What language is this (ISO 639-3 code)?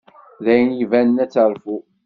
kab